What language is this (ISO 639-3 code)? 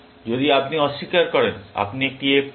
ben